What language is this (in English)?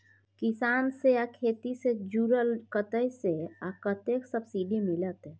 Maithili